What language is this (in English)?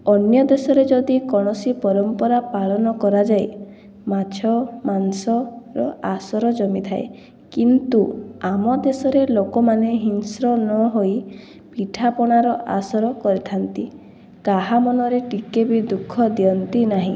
Odia